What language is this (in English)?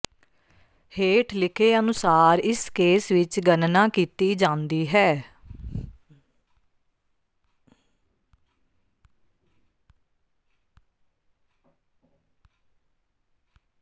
Punjabi